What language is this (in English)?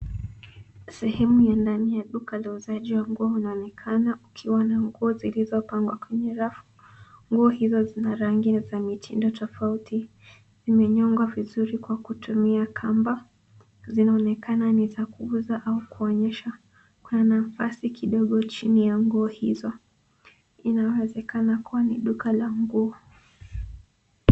Swahili